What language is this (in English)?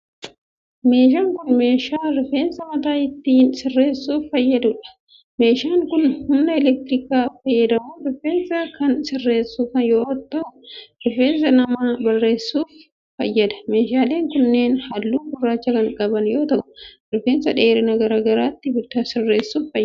Oromo